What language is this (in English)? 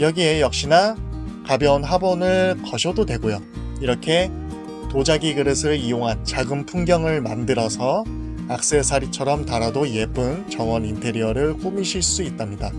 Korean